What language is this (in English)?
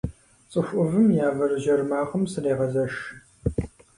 Kabardian